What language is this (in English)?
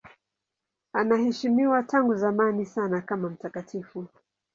Swahili